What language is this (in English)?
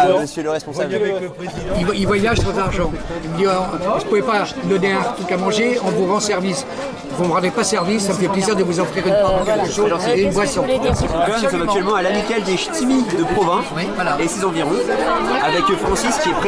French